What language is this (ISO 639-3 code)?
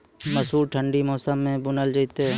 mai